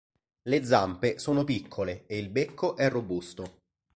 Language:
Italian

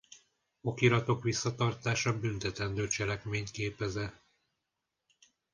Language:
Hungarian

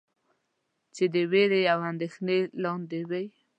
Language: Pashto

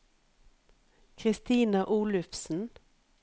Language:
Norwegian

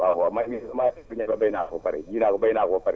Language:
Wolof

